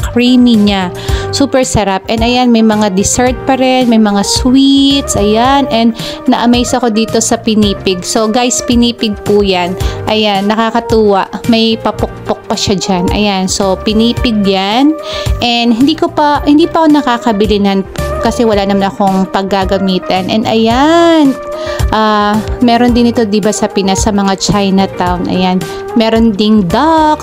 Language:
Filipino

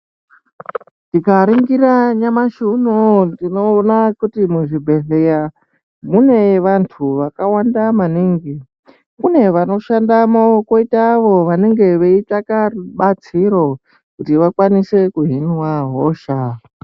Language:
Ndau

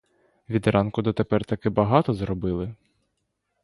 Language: Ukrainian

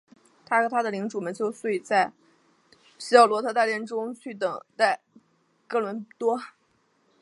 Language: Chinese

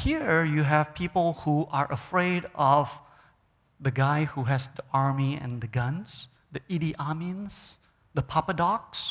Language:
English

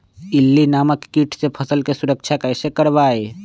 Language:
Magahi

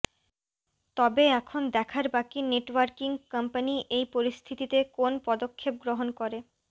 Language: Bangla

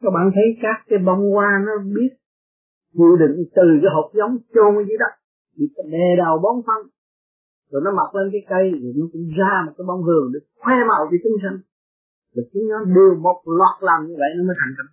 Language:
Vietnamese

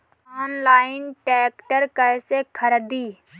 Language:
Bhojpuri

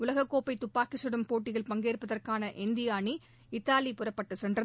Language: Tamil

